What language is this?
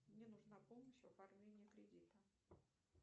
Russian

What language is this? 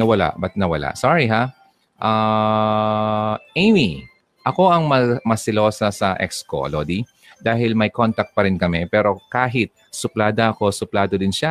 Filipino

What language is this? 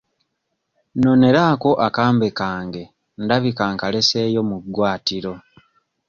Ganda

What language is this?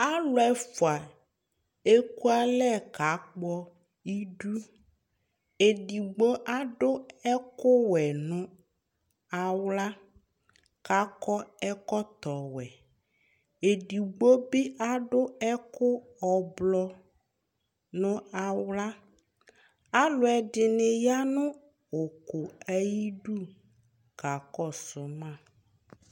Ikposo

